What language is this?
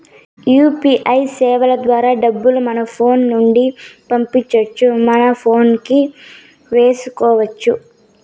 Telugu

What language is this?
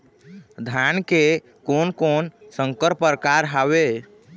Chhattisgarhi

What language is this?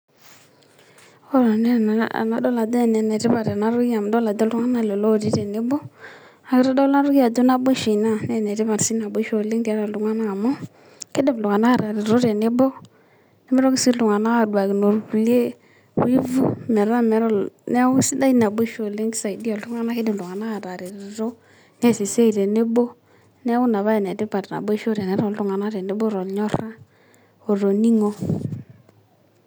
Masai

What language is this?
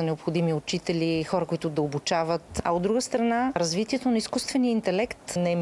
Bulgarian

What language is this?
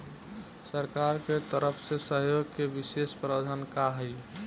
Bhojpuri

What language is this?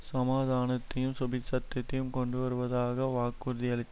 Tamil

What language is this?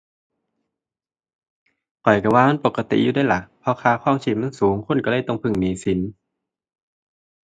Thai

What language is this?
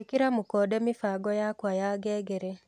Kikuyu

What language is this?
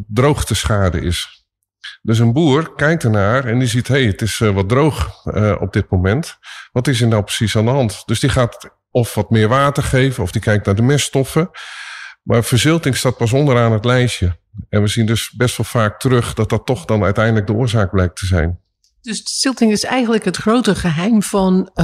Dutch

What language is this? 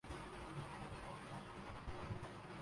Urdu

